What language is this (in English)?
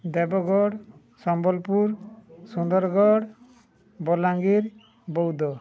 Odia